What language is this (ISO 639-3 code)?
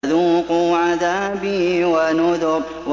ara